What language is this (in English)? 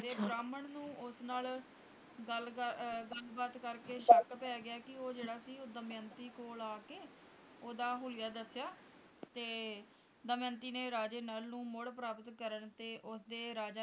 Punjabi